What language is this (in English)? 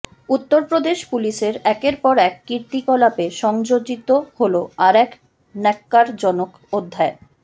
Bangla